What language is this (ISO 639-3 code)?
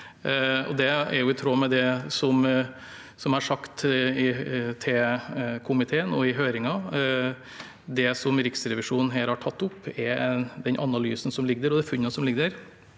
nor